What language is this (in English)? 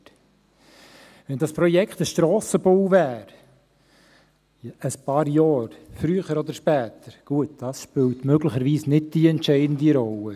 Swiss German